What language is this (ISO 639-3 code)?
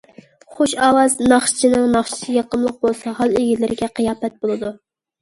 uig